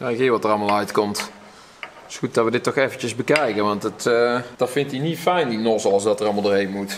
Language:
Dutch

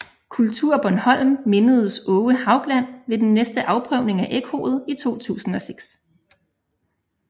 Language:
Danish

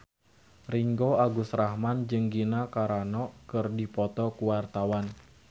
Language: Sundanese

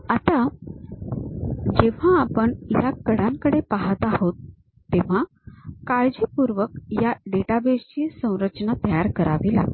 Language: Marathi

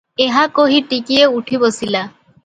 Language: Odia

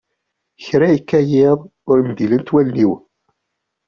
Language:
Kabyle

